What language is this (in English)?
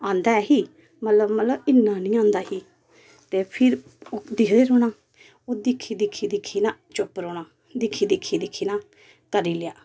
Dogri